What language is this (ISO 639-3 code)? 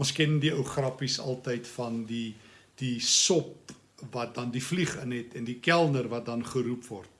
nld